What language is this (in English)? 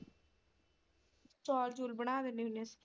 Punjabi